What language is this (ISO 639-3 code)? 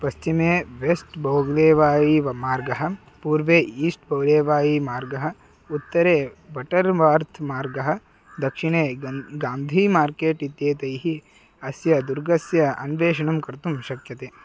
san